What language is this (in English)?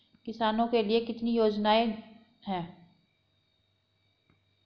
Hindi